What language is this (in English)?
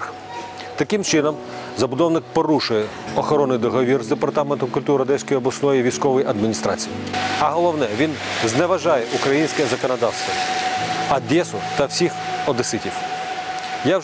Ukrainian